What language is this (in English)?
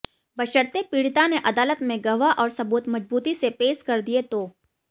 Hindi